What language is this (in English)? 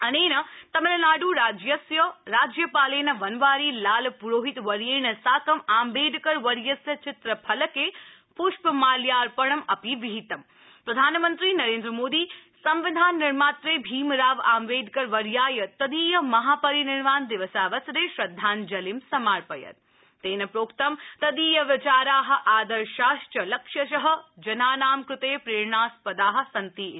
Sanskrit